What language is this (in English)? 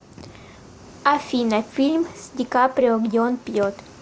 Russian